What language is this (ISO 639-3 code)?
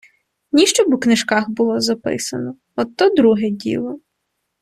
ukr